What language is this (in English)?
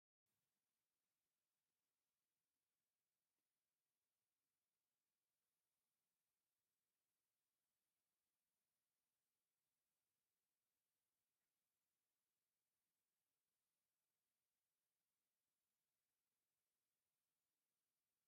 Tigrinya